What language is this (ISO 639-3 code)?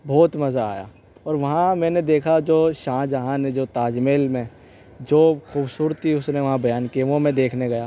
urd